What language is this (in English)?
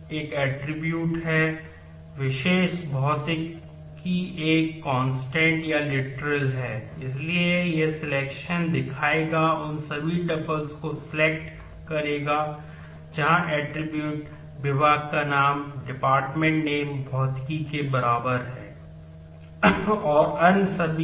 Hindi